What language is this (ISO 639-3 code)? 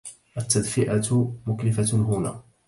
ara